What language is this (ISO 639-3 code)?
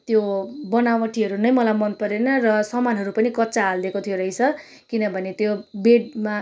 nep